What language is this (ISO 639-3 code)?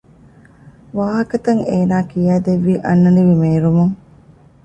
div